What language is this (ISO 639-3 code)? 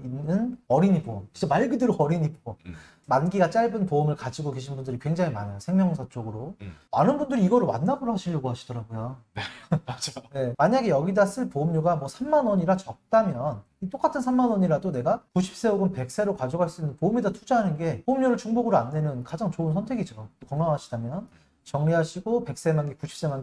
kor